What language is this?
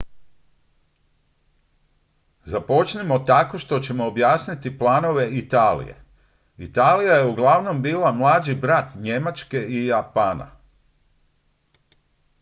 Croatian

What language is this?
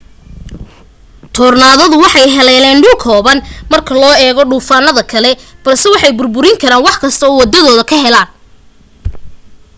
Somali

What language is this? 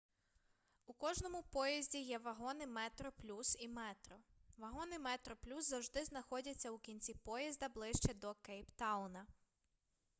Ukrainian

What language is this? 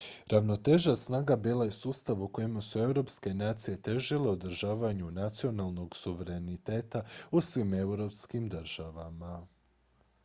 Croatian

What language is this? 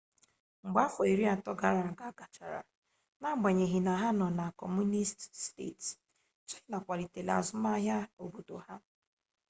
Igbo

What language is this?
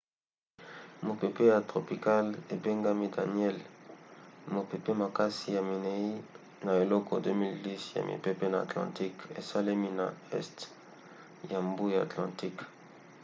Lingala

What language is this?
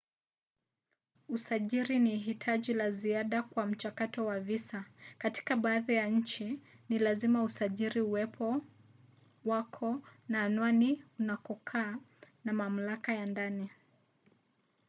Swahili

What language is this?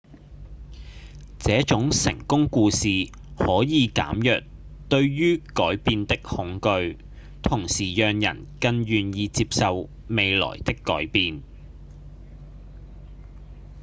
Cantonese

